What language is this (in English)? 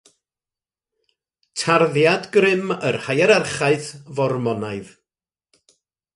Welsh